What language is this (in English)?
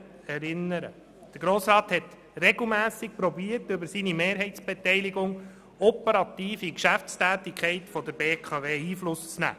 Swiss German